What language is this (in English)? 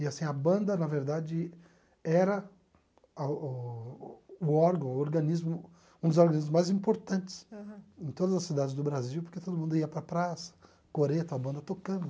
Portuguese